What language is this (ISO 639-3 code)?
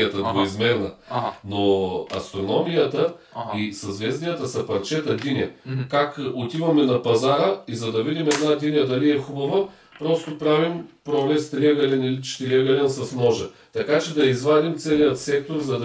bul